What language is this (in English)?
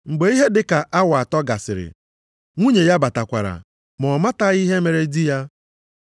Igbo